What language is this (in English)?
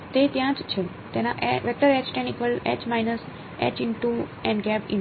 Gujarati